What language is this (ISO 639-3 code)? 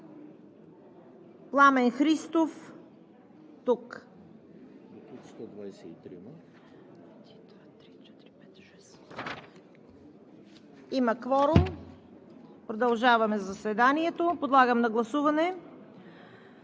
bul